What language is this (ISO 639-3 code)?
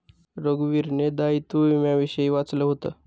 mar